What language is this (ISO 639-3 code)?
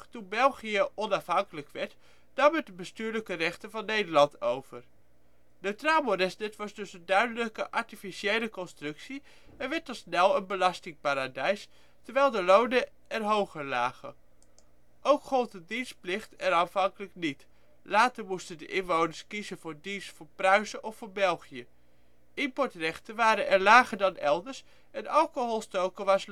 nld